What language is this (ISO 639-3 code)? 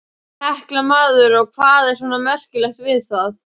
isl